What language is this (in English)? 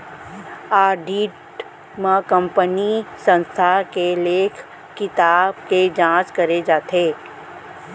Chhattisgarhi